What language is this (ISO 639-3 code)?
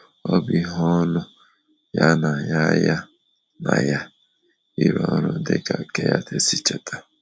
ibo